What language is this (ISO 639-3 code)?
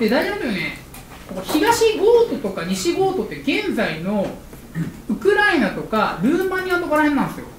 jpn